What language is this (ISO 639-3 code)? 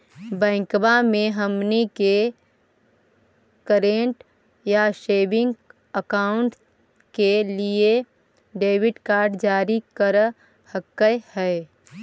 mag